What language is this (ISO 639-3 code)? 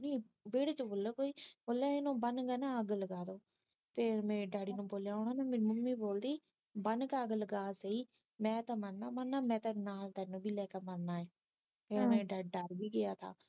pan